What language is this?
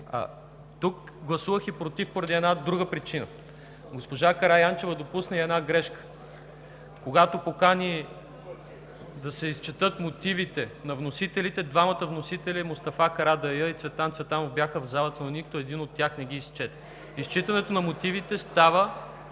Bulgarian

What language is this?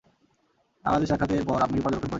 Bangla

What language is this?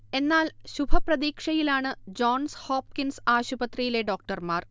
Malayalam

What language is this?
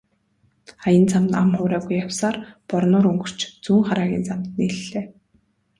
Mongolian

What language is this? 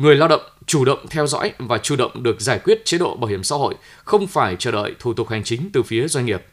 Vietnamese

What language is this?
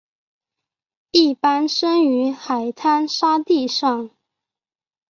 Chinese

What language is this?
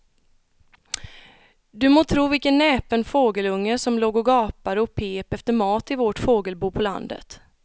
Swedish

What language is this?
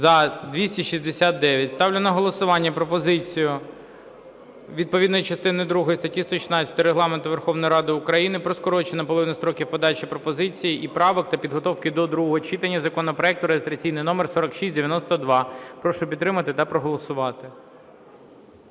Ukrainian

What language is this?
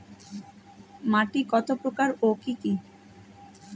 Bangla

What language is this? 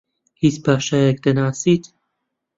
Central Kurdish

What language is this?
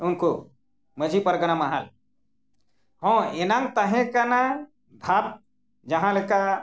Santali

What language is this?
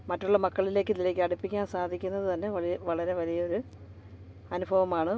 Malayalam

